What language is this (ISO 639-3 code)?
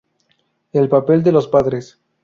spa